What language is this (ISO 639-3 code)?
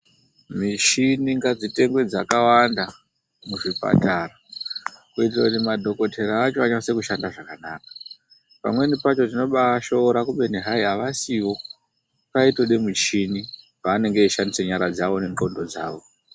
ndc